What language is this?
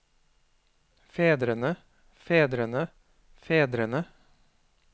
Norwegian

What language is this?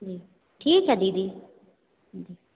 Hindi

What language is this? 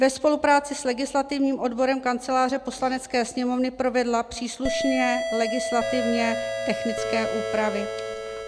Czech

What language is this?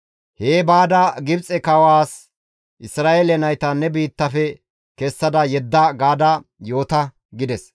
Gamo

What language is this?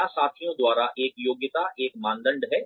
Hindi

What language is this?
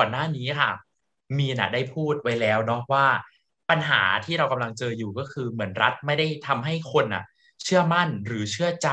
Thai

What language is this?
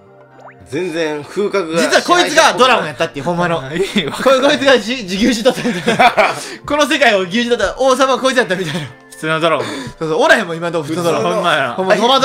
Japanese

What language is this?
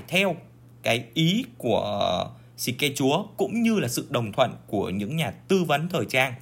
Vietnamese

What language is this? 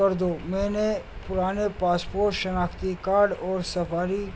Urdu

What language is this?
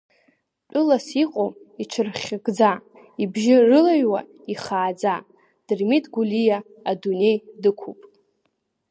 Abkhazian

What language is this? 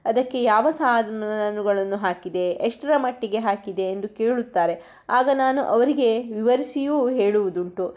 Kannada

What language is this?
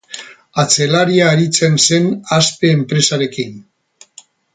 Basque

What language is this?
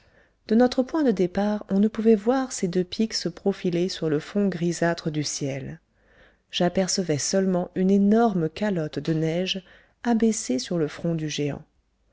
French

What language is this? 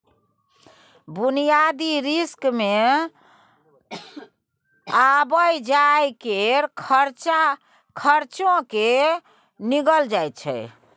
Maithili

